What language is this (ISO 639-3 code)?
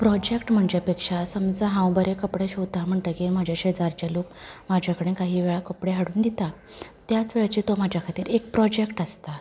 kok